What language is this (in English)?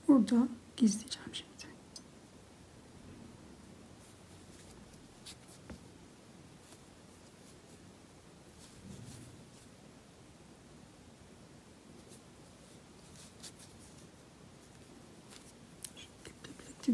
Turkish